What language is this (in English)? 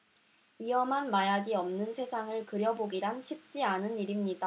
Korean